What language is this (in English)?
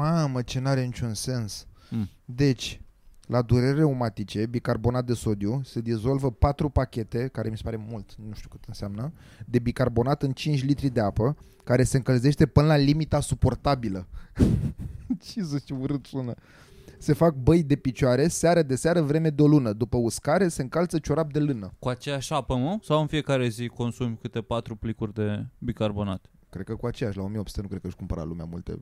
Romanian